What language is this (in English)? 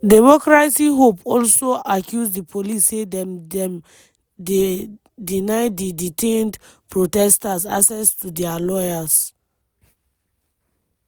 Nigerian Pidgin